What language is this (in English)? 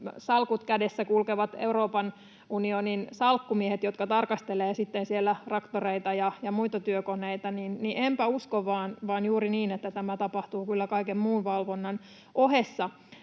Finnish